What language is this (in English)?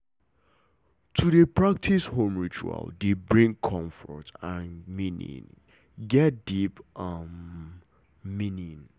Nigerian Pidgin